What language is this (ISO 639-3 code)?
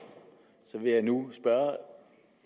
dan